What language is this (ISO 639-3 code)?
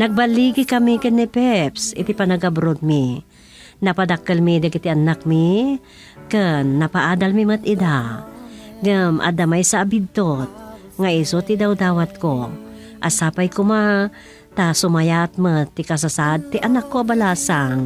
fil